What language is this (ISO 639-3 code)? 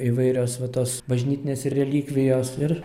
lit